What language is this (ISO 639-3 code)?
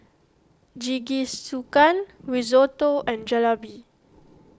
eng